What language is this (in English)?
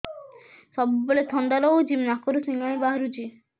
Odia